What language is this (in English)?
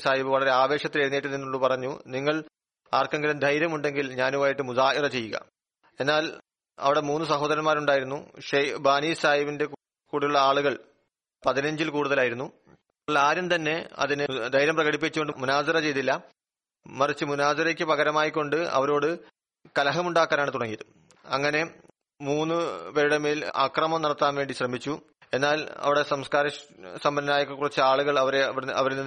Malayalam